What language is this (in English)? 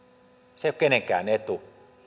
Finnish